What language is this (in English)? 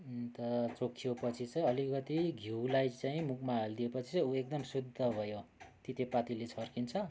Nepali